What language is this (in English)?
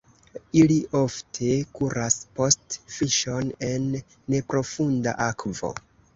Esperanto